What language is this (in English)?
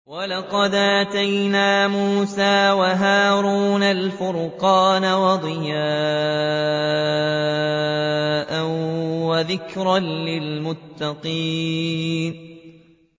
Arabic